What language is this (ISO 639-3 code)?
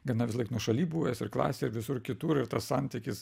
lit